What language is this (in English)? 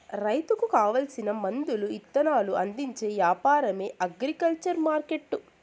Telugu